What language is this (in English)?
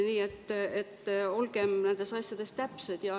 Estonian